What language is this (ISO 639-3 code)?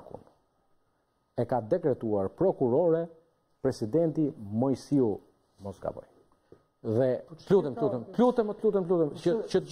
ell